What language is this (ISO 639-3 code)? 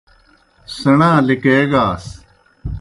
plk